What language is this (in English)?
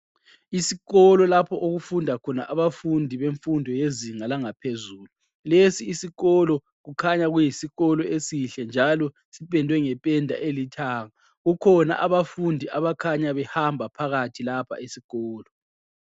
North Ndebele